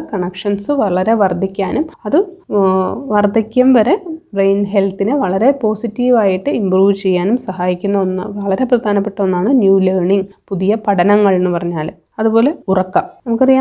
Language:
Malayalam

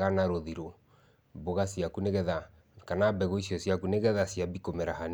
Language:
Kikuyu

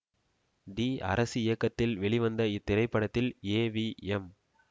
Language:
Tamil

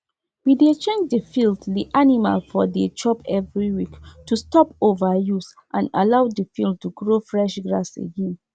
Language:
Nigerian Pidgin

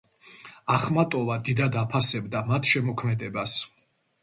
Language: Georgian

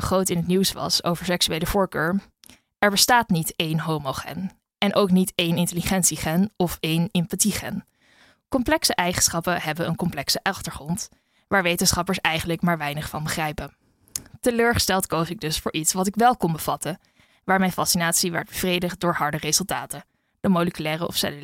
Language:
Dutch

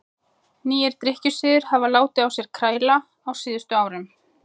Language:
Icelandic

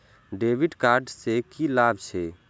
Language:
Maithili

